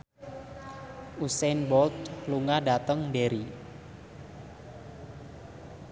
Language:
Javanese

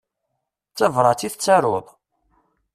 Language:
Kabyle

